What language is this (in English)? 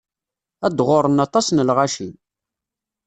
Kabyle